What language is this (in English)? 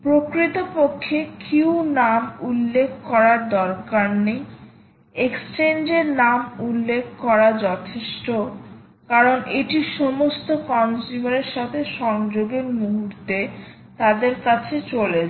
Bangla